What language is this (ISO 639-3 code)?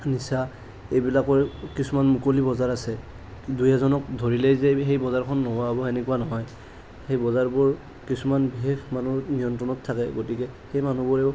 asm